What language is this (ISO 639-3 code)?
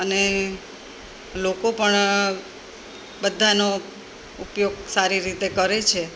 guj